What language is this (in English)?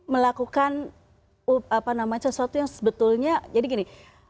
Indonesian